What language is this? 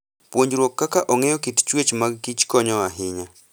Luo (Kenya and Tanzania)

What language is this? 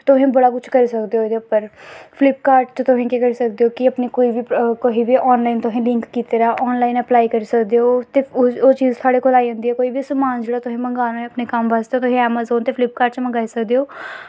Dogri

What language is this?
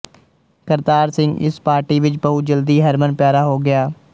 Punjabi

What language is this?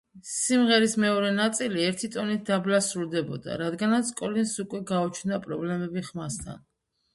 Georgian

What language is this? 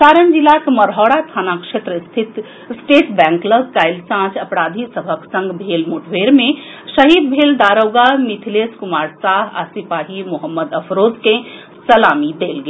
Maithili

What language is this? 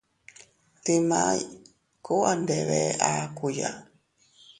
Teutila Cuicatec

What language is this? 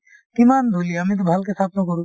Assamese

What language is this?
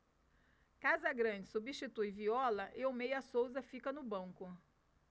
Portuguese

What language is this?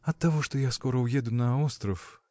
Russian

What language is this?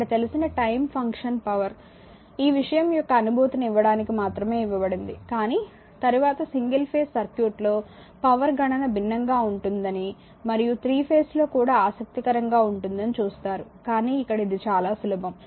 Telugu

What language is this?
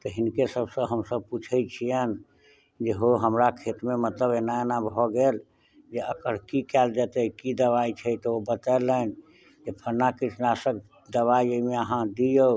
Maithili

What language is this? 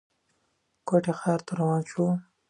Pashto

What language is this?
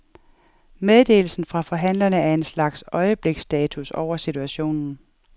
Danish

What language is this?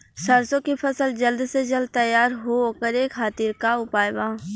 Bhojpuri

